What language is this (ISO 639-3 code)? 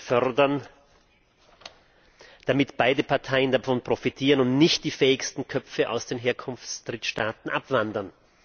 deu